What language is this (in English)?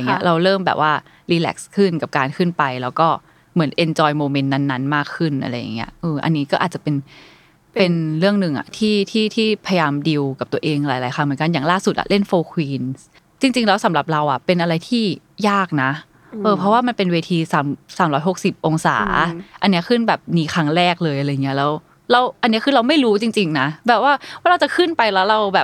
Thai